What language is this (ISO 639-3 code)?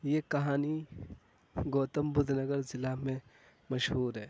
urd